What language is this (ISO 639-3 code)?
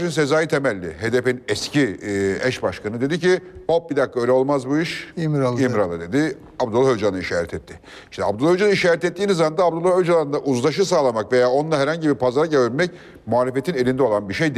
tur